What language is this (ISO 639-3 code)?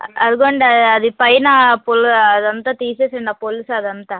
tel